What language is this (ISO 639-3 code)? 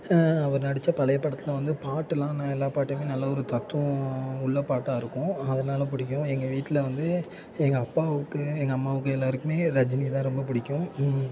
tam